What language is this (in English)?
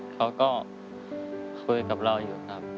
Thai